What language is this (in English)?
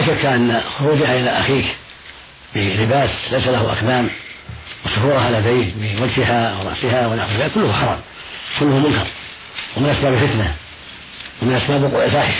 Arabic